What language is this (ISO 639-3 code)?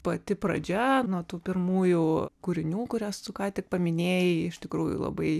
lit